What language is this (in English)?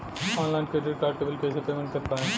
Bhojpuri